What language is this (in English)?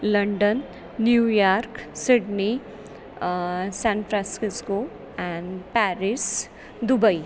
Sanskrit